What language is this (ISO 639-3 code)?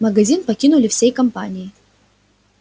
rus